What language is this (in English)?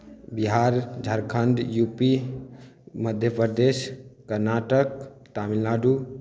Maithili